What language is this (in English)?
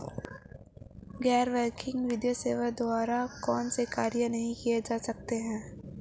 Hindi